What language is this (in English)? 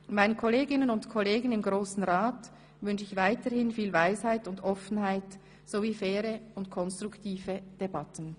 Swiss German